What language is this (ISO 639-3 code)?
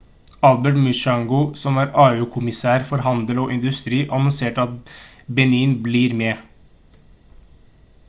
nob